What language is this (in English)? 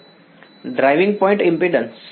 Gujarati